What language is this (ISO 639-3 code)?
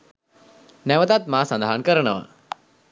sin